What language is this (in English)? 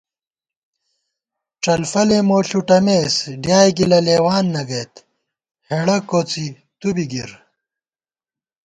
Gawar-Bati